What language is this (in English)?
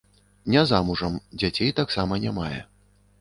Belarusian